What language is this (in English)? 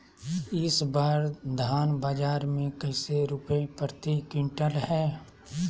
Magahi